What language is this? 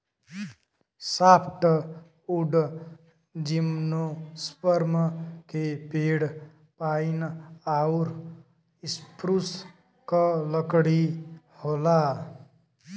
Bhojpuri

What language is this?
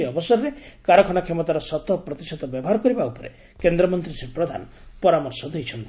Odia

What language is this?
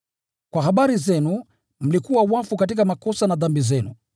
Swahili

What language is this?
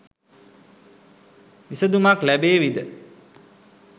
Sinhala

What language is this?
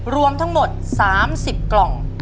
Thai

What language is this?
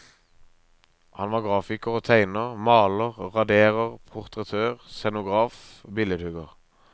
Norwegian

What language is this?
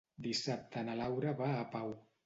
Catalan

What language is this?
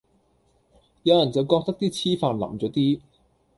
Cantonese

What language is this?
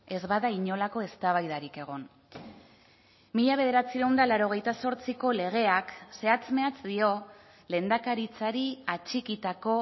Basque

